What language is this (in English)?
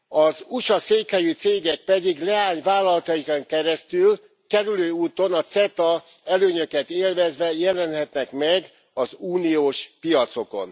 Hungarian